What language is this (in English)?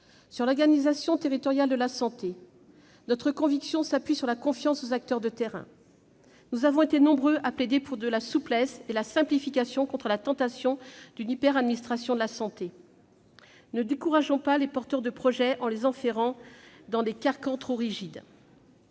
French